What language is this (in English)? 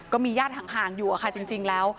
Thai